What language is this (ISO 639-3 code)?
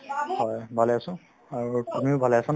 asm